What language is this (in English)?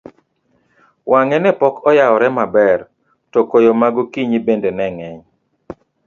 Luo (Kenya and Tanzania)